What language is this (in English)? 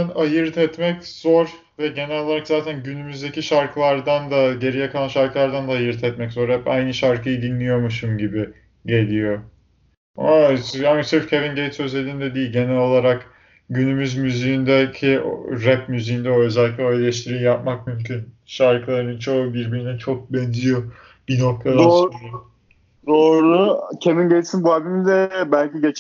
Turkish